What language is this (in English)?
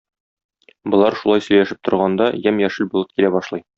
Tatar